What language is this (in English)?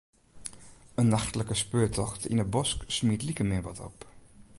Western Frisian